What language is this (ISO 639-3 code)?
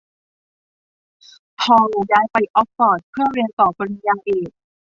tha